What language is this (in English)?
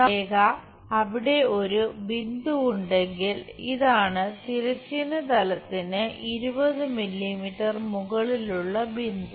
Malayalam